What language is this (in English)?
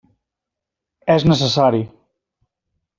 Catalan